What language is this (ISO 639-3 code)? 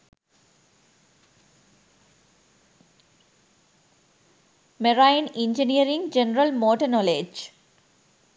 sin